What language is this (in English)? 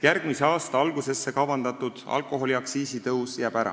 Estonian